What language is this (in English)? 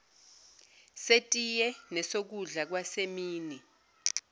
Zulu